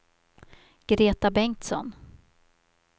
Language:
Swedish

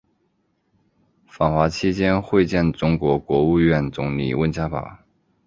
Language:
Chinese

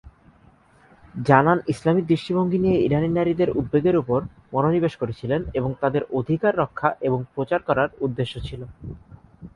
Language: Bangla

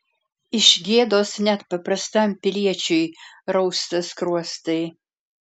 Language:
Lithuanian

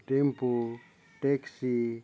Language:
Santali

